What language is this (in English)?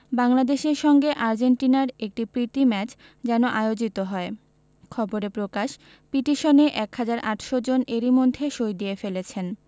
Bangla